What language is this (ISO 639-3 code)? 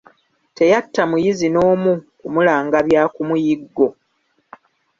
lug